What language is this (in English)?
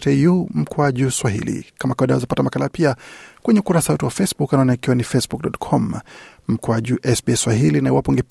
Swahili